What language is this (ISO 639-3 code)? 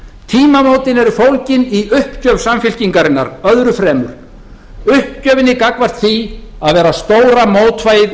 isl